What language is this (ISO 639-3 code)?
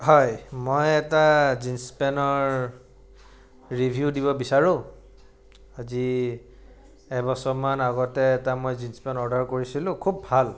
asm